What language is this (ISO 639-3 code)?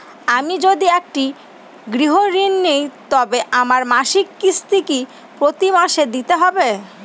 ben